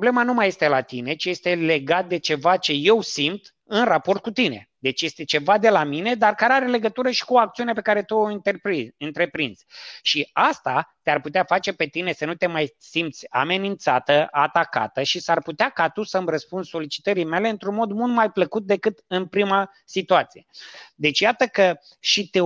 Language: Romanian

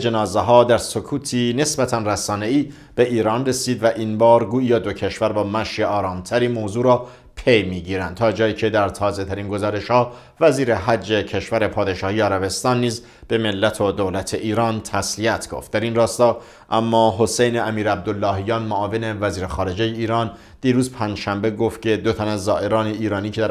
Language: Persian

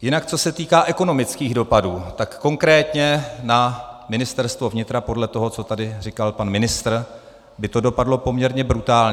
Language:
Czech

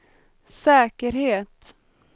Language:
Swedish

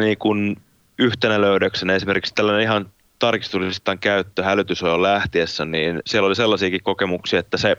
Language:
Finnish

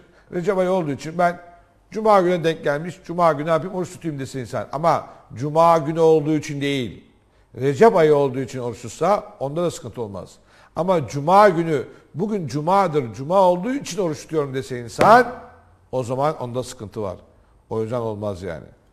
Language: Turkish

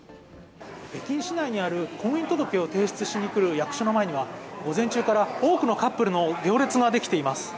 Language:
Japanese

